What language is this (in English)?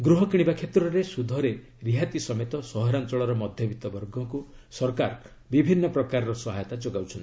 Odia